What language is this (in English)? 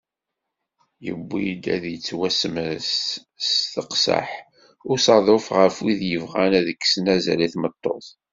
Kabyle